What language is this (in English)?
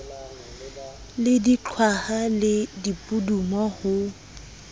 Southern Sotho